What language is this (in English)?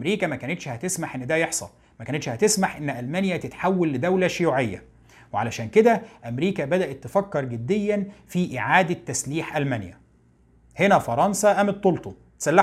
Arabic